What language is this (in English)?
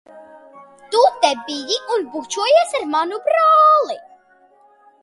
Latvian